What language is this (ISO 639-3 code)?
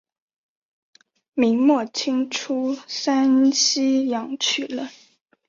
zho